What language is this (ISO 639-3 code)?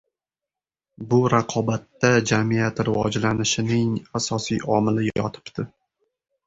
uzb